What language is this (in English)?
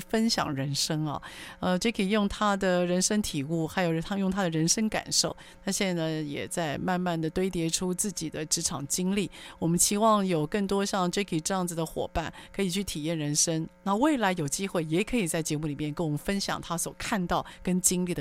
Chinese